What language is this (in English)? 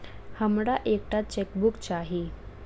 Maithili